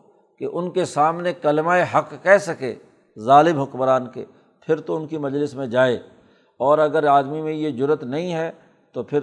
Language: Urdu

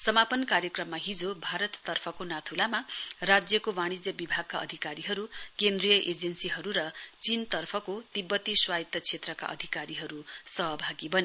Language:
Nepali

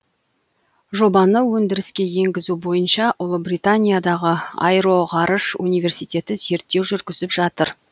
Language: Kazakh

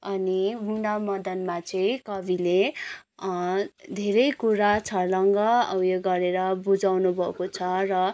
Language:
Nepali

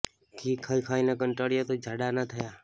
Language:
Gujarati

